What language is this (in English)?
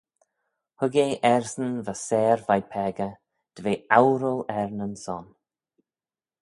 Manx